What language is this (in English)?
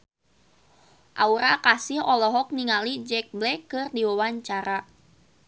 Sundanese